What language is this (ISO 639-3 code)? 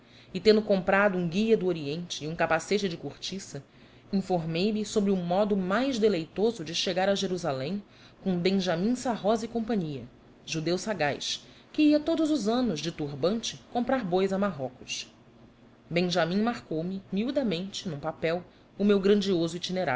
por